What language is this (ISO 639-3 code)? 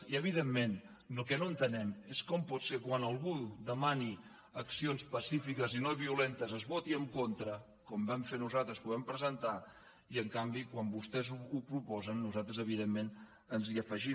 cat